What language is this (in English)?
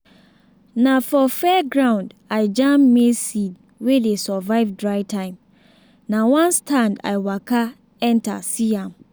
Nigerian Pidgin